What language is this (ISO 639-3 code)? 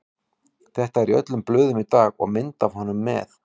isl